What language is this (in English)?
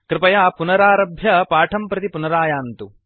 Sanskrit